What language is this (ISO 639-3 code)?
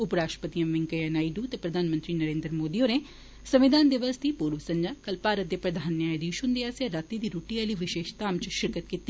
doi